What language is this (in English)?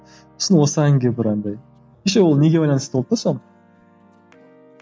Kazakh